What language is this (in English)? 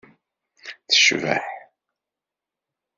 Kabyle